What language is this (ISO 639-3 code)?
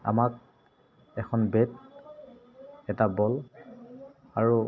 asm